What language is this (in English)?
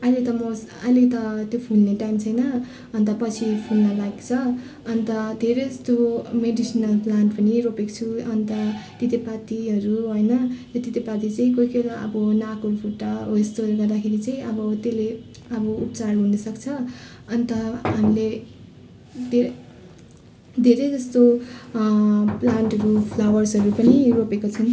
Nepali